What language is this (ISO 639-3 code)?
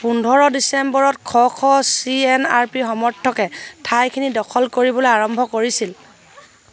asm